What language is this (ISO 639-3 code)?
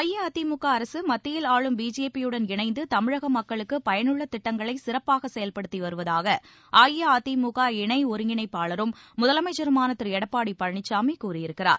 tam